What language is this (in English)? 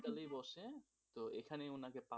Bangla